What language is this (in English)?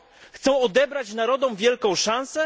Polish